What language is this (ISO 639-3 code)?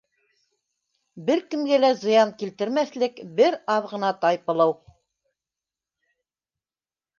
bak